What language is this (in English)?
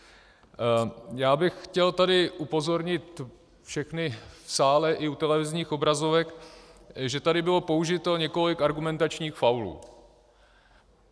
Czech